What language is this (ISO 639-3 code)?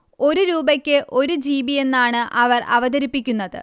mal